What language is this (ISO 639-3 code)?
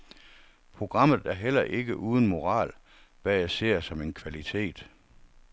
dan